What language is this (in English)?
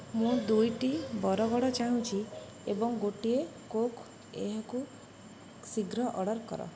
Odia